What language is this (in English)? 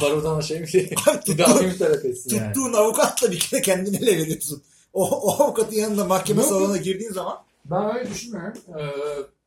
Turkish